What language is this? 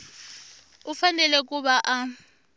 Tsonga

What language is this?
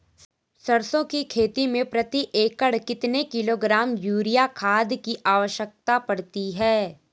Hindi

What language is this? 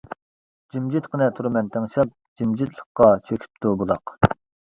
Uyghur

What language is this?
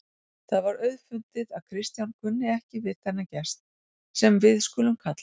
Icelandic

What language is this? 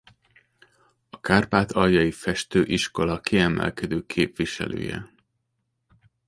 Hungarian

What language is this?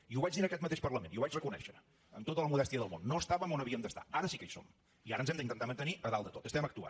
Catalan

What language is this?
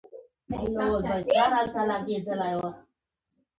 Pashto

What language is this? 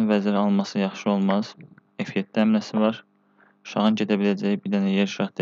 Turkish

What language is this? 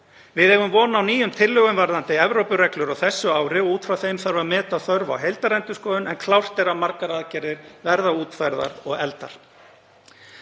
Icelandic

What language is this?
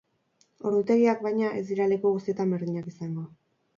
Basque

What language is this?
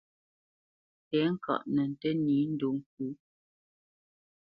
Bamenyam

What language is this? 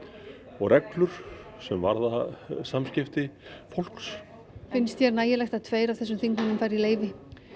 Icelandic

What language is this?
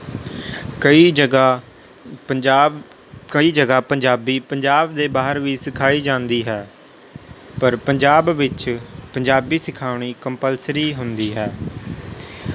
Punjabi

